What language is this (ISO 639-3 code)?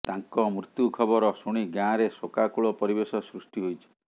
ori